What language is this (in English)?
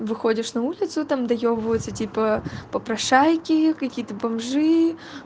Russian